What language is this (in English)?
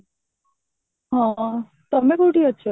Odia